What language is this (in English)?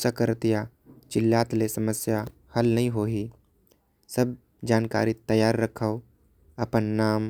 Korwa